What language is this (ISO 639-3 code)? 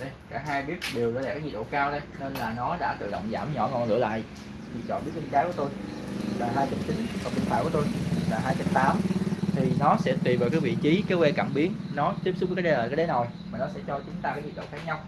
vie